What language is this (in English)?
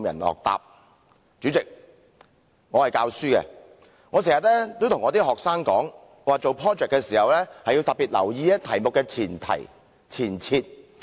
Cantonese